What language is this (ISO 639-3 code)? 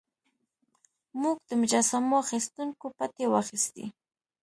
pus